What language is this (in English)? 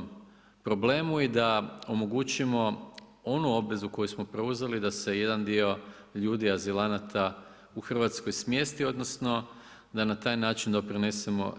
Croatian